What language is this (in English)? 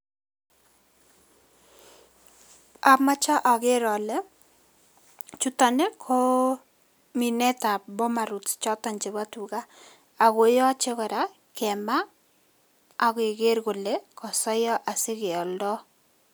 Kalenjin